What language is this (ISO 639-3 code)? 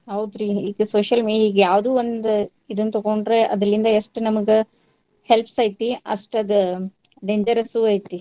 kan